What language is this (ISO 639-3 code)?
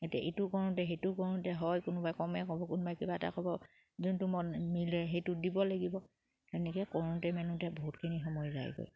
asm